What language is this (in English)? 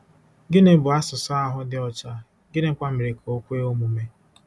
Igbo